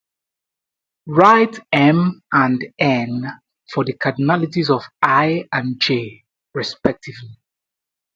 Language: English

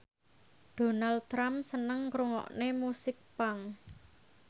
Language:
Javanese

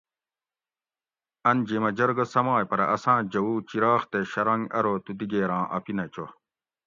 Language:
Gawri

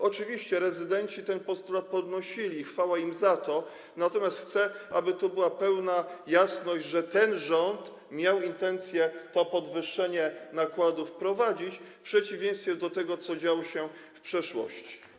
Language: Polish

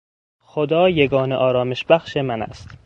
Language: Persian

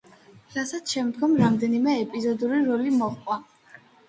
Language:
Georgian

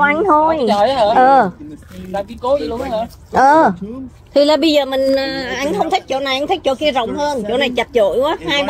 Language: Vietnamese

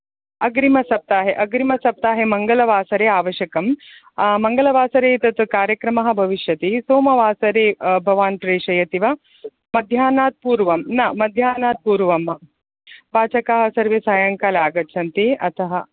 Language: Sanskrit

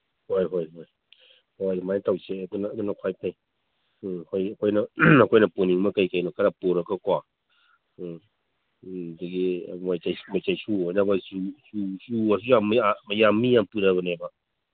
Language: Manipuri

